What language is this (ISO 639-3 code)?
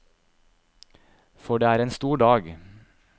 nor